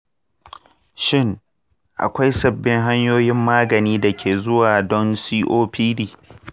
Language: Hausa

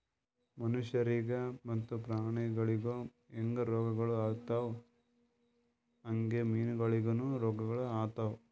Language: Kannada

